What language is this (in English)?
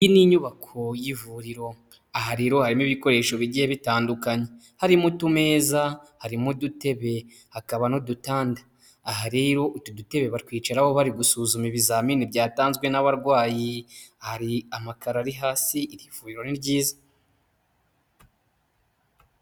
Kinyarwanda